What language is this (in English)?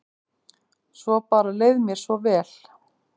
Icelandic